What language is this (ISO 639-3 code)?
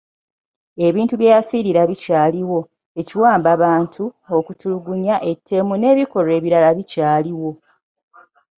lug